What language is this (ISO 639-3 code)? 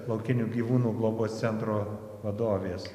lit